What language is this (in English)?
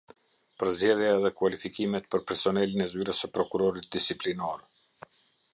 Albanian